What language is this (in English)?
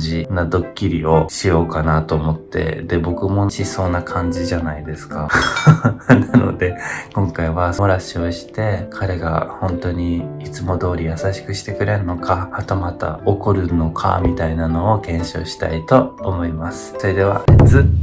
Japanese